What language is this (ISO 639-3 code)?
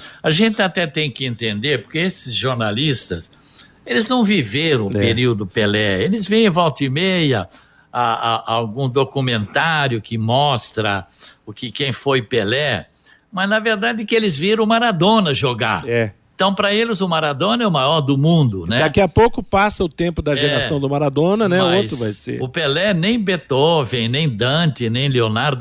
por